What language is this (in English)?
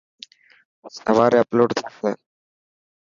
Dhatki